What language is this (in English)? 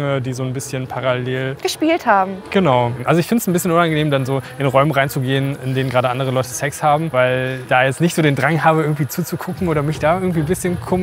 German